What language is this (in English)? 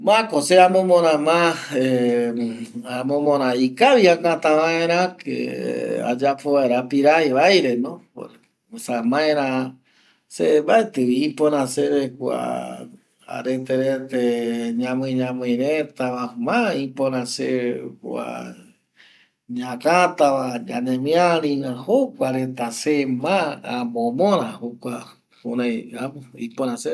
Eastern Bolivian Guaraní